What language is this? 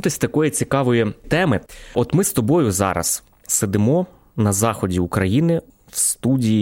Ukrainian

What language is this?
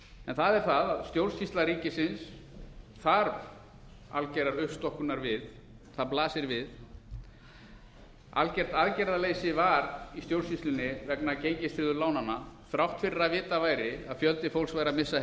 Icelandic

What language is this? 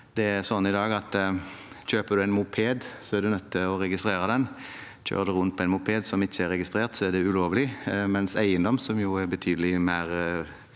Norwegian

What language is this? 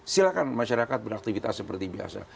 Indonesian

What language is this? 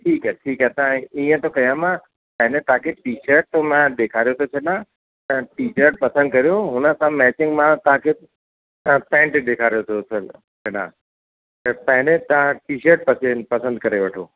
Sindhi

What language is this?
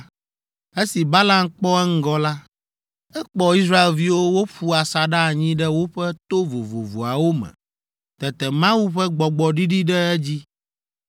Ewe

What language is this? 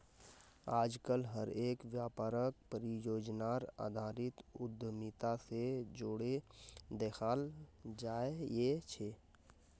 Magahi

